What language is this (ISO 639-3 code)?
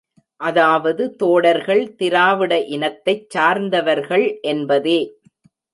tam